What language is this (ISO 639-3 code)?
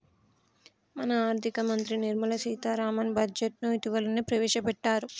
tel